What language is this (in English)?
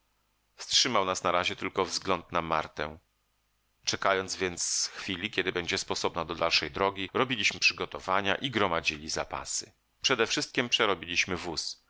Polish